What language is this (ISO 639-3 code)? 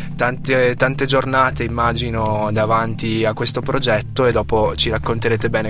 ita